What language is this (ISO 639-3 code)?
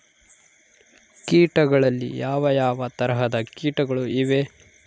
kan